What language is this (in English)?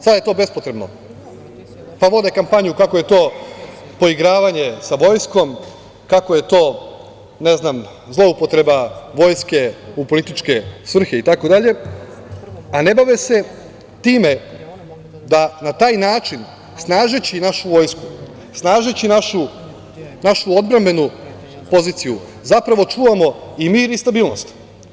Serbian